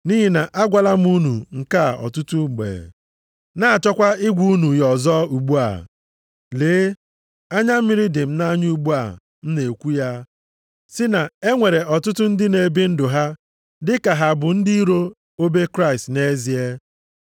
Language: Igbo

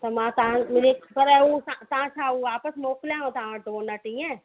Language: Sindhi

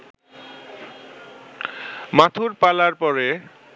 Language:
Bangla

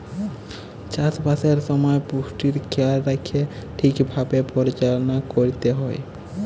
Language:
Bangla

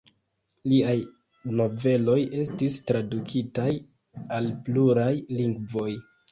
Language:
Esperanto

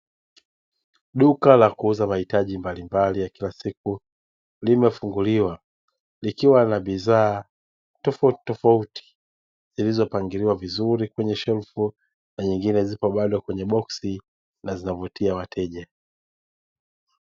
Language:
Swahili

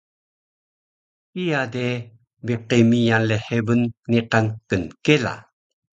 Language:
Taroko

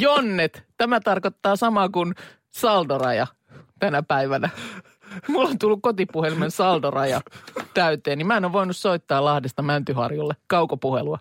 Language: Finnish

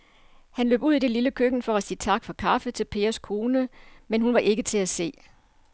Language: Danish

